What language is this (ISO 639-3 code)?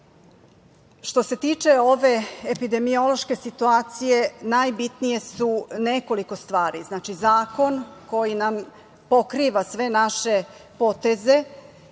srp